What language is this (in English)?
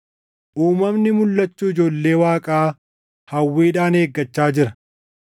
Oromo